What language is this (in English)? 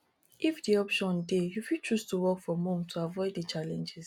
Nigerian Pidgin